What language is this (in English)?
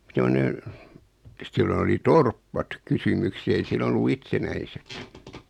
Finnish